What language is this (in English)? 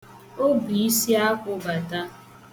Igbo